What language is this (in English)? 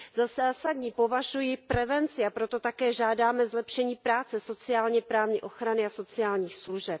Czech